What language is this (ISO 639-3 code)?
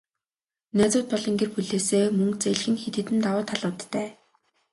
mon